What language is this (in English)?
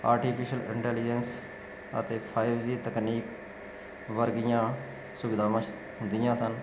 Punjabi